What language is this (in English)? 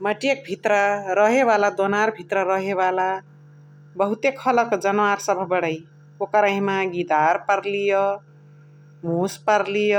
Chitwania Tharu